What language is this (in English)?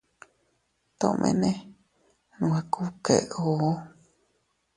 Teutila Cuicatec